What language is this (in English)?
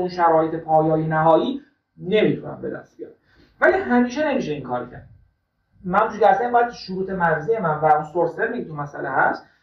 Persian